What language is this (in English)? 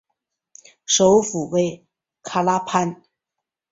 Chinese